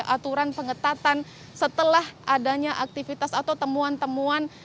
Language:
Indonesian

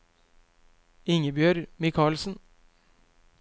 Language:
Norwegian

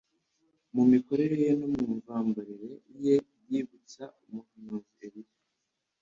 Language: Kinyarwanda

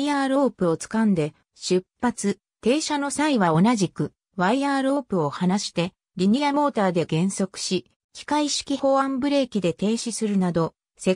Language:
Japanese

